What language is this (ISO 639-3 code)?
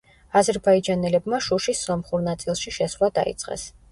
kat